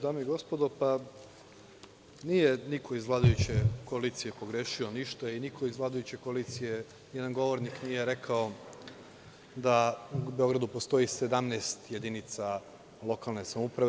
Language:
Serbian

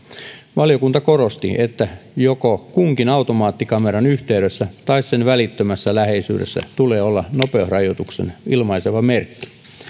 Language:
Finnish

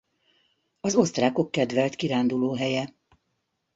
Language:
Hungarian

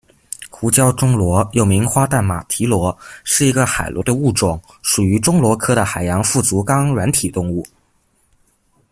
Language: Chinese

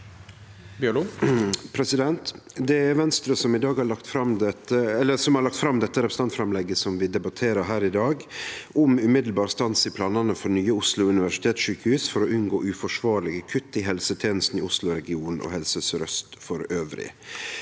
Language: Norwegian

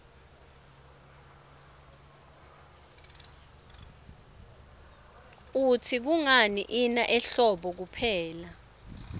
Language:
Swati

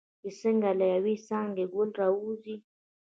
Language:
Pashto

